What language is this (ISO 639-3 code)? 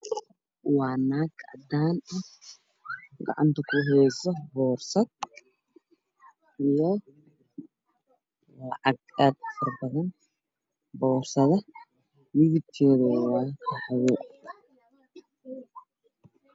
som